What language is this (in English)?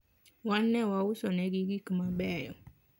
Luo (Kenya and Tanzania)